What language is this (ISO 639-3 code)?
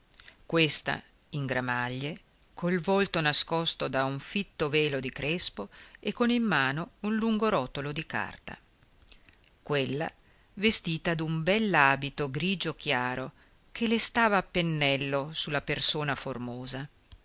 ita